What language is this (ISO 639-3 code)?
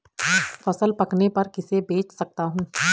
hin